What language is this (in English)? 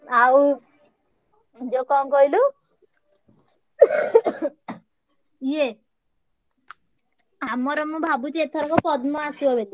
Odia